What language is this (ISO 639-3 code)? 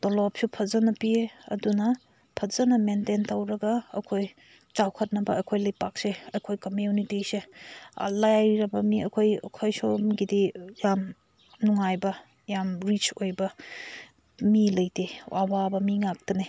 mni